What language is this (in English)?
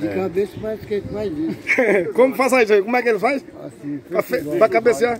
Portuguese